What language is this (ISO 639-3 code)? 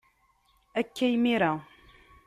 kab